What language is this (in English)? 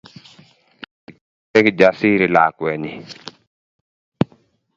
Kalenjin